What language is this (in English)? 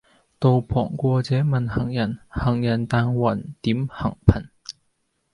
Cantonese